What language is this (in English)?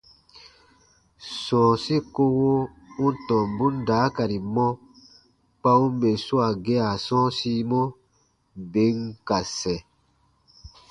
Baatonum